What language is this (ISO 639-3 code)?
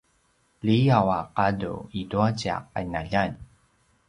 pwn